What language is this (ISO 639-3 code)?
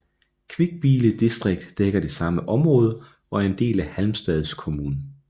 dan